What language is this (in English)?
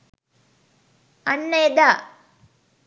Sinhala